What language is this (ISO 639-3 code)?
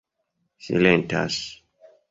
epo